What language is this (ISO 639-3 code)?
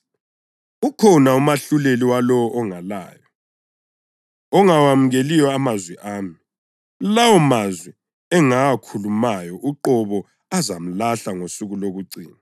nde